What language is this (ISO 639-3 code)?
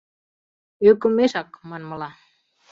chm